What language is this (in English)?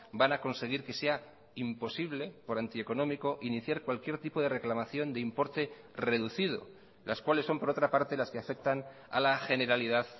Spanish